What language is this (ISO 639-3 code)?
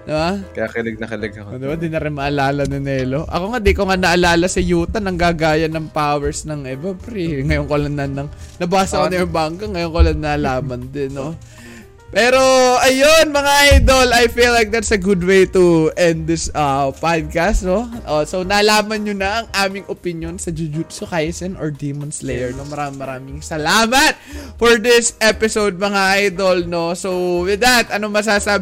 fil